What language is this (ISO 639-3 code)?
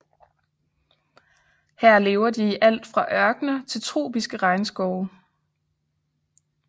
dan